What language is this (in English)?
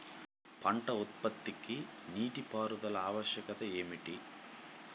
Telugu